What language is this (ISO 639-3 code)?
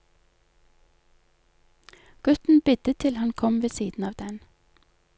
nor